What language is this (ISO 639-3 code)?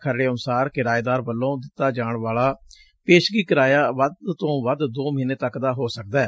pan